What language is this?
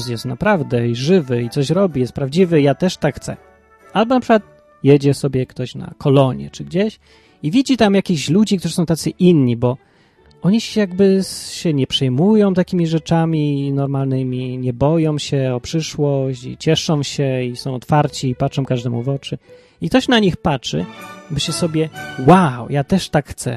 Polish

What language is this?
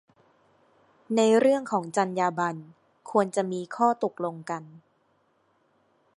Thai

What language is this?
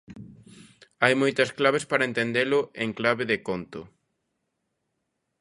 Galician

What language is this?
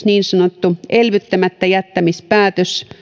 Finnish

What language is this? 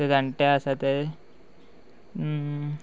Konkani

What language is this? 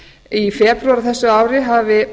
Icelandic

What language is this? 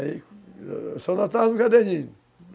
Portuguese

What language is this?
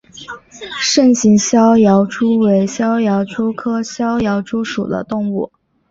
Chinese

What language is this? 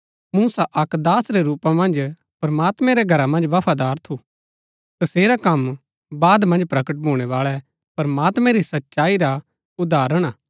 Gaddi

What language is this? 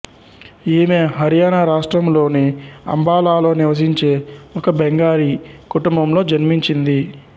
Telugu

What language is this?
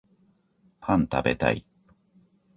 Japanese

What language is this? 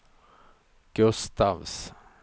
Swedish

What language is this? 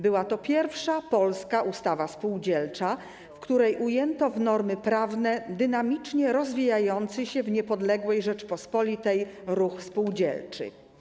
Polish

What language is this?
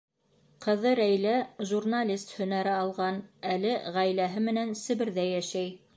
Bashkir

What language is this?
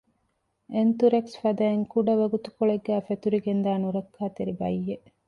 Divehi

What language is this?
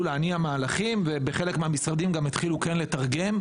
Hebrew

